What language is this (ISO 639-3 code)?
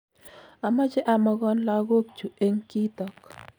kln